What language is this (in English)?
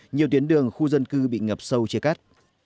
Vietnamese